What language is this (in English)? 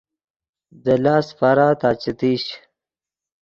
Yidgha